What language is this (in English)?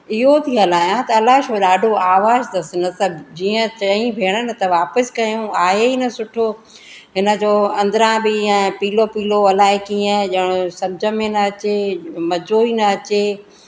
Sindhi